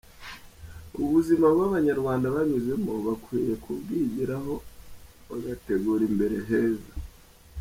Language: Kinyarwanda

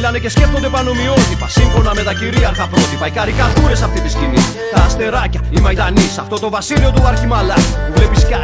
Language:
Greek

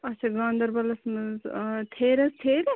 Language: Kashmiri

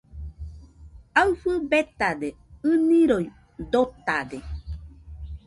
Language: Nüpode Huitoto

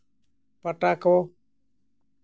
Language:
Santali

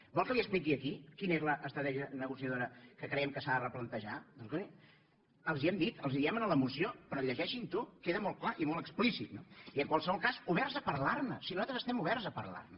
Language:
Catalan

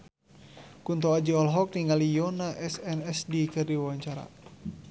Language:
Sundanese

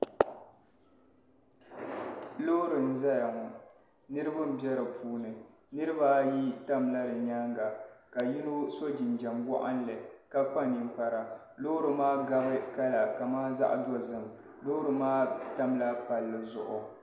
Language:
Dagbani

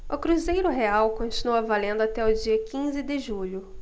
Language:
Portuguese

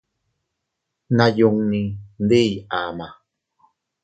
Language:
Teutila Cuicatec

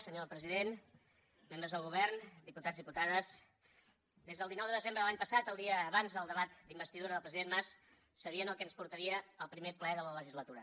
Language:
Catalan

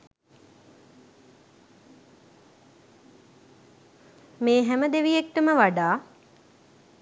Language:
Sinhala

